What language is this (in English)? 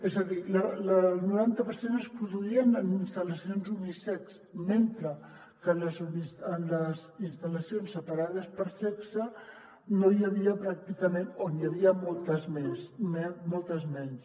Catalan